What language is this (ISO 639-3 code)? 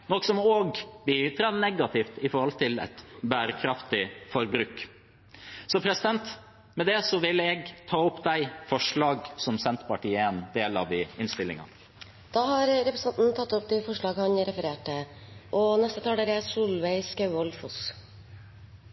nob